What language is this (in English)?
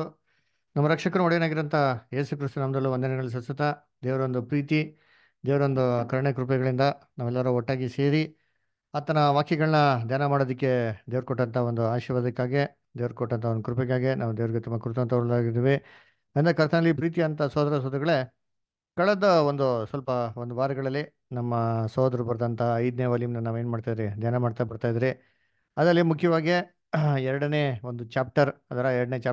Kannada